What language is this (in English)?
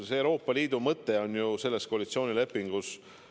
Estonian